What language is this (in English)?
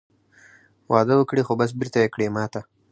Pashto